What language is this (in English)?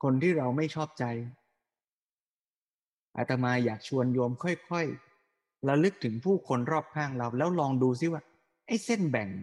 Thai